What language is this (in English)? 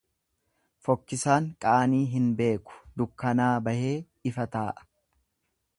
Oromo